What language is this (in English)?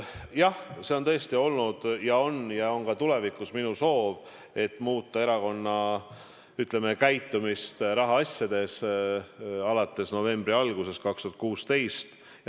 Estonian